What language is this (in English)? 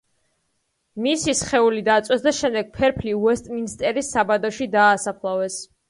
Georgian